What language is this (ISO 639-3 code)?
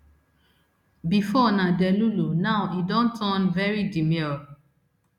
pcm